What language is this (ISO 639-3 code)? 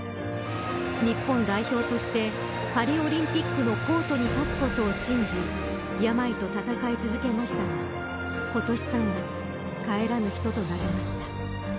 jpn